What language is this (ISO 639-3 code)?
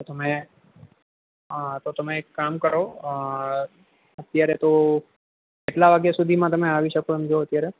guj